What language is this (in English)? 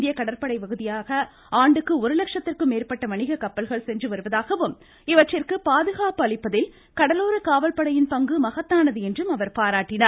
Tamil